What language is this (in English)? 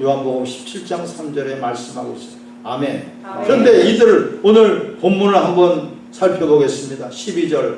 Korean